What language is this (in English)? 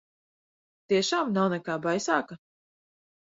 Latvian